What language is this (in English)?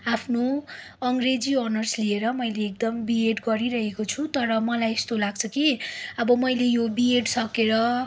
Nepali